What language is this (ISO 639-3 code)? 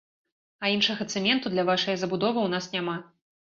bel